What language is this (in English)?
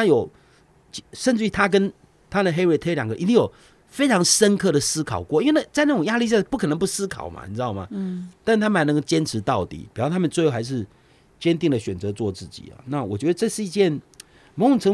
Chinese